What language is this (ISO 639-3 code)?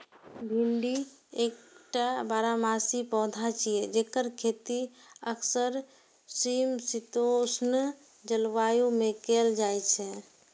mai